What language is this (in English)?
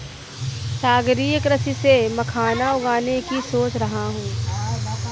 Hindi